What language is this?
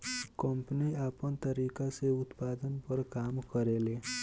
Bhojpuri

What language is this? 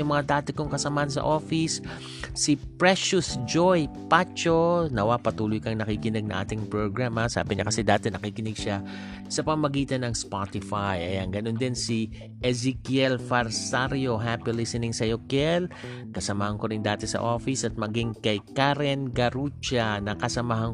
Filipino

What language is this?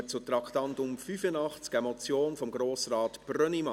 Swiss German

